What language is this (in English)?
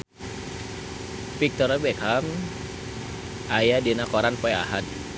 Sundanese